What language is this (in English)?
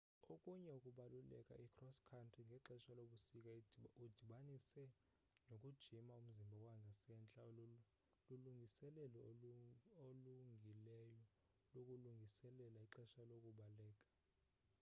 Xhosa